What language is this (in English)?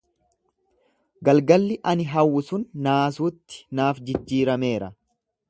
Oromo